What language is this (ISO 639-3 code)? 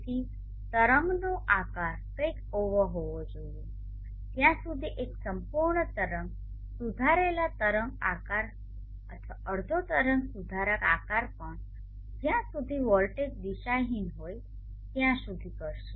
guj